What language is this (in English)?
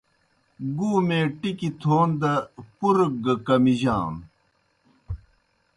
Kohistani Shina